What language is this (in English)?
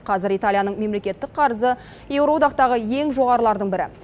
Kazakh